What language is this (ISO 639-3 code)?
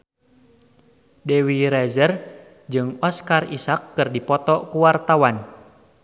sun